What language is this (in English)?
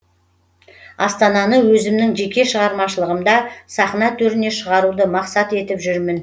Kazakh